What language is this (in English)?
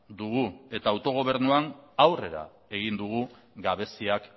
Basque